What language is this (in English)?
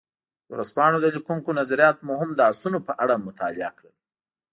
Pashto